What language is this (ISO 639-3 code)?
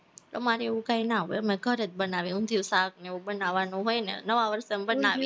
guj